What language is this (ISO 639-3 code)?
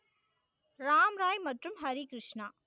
tam